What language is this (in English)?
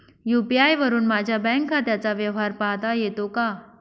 Marathi